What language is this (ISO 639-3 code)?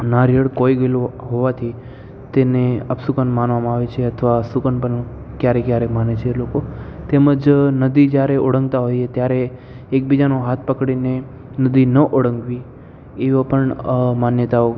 guj